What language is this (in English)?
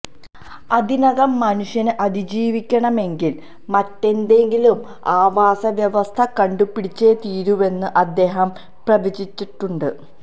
Malayalam